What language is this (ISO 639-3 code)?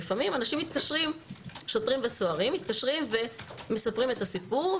heb